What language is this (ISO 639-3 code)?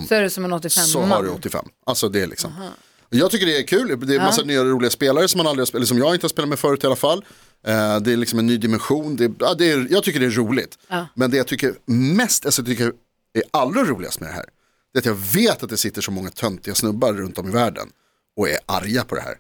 swe